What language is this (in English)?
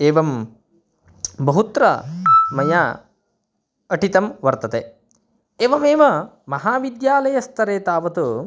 Sanskrit